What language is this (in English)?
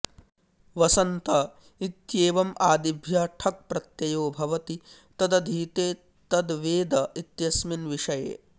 Sanskrit